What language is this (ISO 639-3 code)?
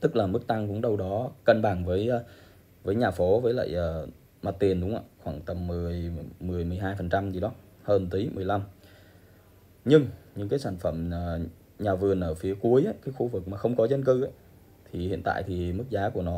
vie